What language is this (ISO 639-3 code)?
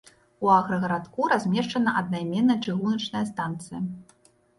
bel